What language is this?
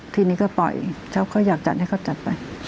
Thai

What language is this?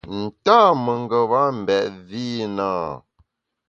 Bamun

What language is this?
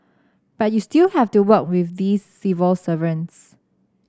English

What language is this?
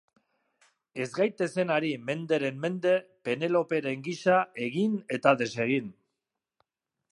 Basque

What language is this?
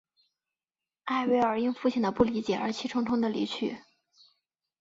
Chinese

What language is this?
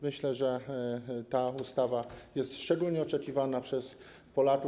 Polish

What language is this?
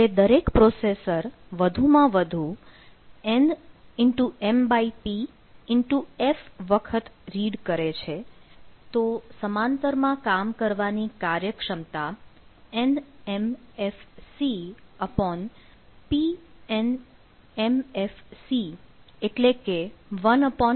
Gujarati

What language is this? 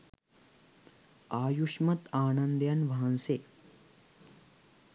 Sinhala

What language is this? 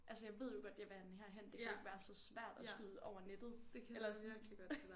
Danish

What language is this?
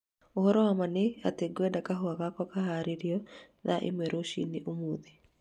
Kikuyu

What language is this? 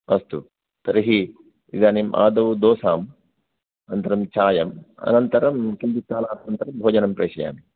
Sanskrit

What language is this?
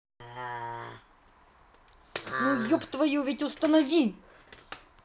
Russian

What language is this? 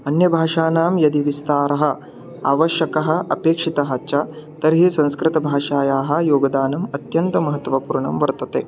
Sanskrit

